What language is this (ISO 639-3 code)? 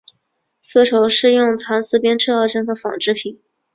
zho